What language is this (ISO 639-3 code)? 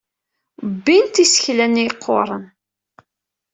kab